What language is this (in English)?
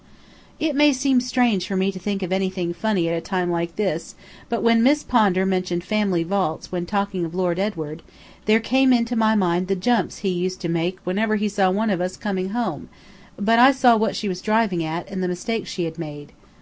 English